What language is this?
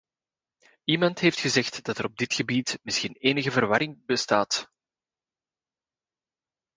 Dutch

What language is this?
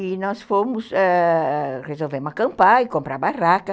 Portuguese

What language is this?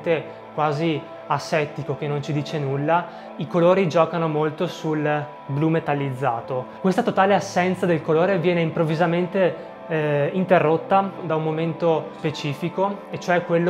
Italian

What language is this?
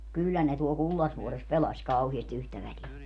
Finnish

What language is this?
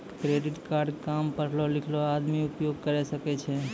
Maithili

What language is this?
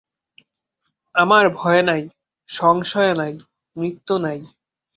Bangla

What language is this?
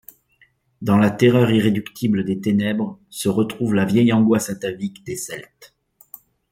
French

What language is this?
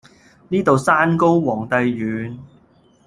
Cantonese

